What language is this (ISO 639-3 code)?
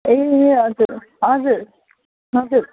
nep